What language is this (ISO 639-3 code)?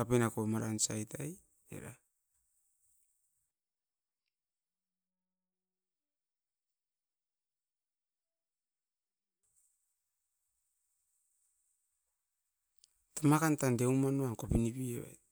eiv